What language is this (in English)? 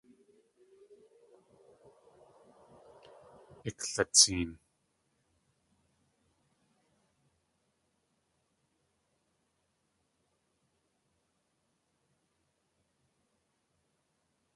Tlingit